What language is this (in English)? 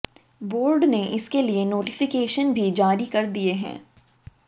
Hindi